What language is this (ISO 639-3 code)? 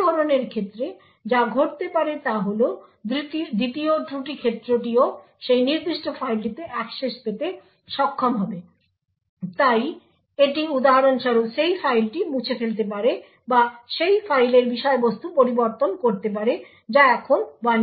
ben